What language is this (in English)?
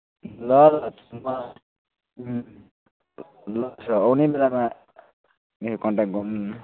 Nepali